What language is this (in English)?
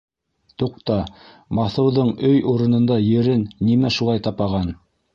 Bashkir